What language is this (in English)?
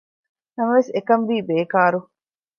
Divehi